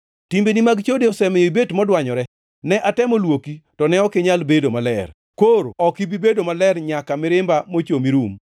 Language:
Luo (Kenya and Tanzania)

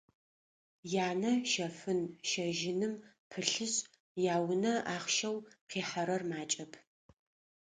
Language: Adyghe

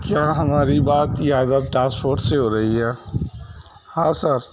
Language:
Urdu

